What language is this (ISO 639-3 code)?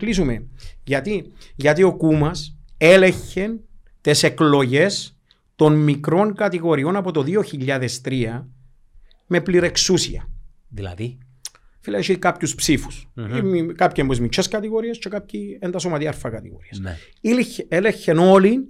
ell